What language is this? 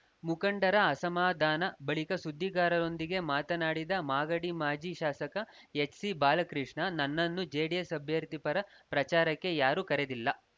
Kannada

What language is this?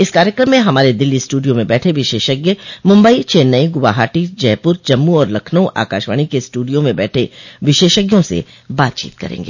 Hindi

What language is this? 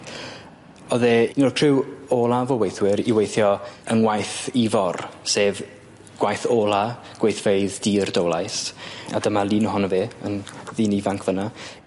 Welsh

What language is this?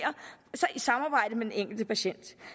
Danish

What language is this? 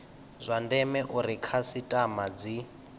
Venda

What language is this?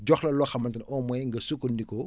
Wolof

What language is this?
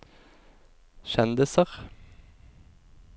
Norwegian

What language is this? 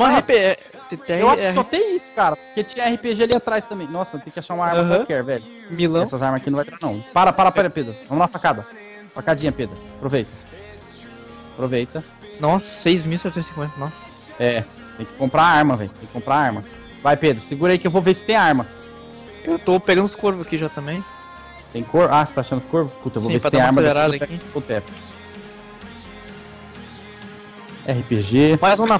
Portuguese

